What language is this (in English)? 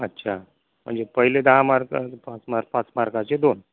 Marathi